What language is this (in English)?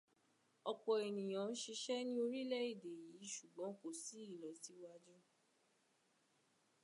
Yoruba